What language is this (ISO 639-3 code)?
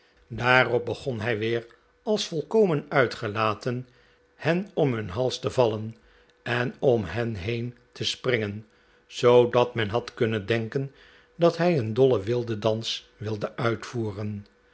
nld